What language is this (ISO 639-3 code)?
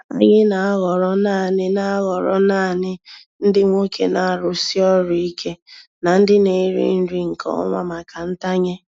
ibo